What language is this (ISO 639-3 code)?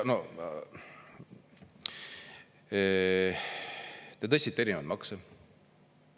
est